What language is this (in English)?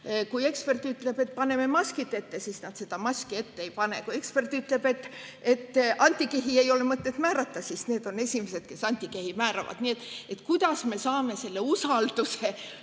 Estonian